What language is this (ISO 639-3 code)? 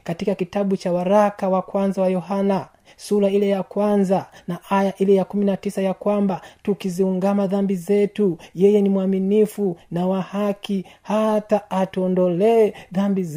swa